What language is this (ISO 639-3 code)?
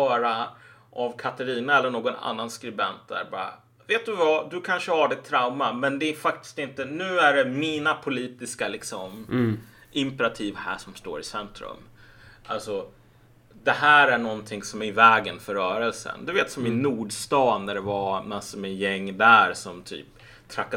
swe